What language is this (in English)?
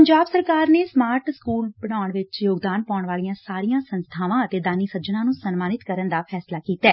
Punjabi